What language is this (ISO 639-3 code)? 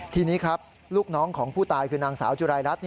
tha